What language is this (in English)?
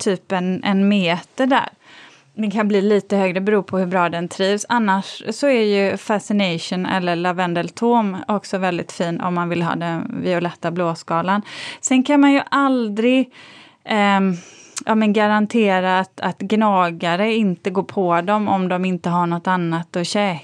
Swedish